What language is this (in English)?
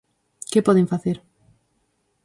Galician